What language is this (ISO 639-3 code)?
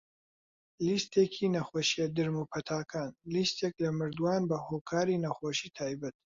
ckb